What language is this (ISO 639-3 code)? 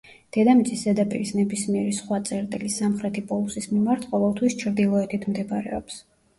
kat